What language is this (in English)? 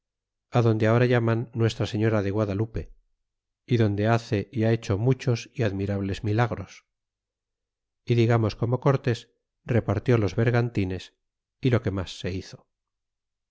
Spanish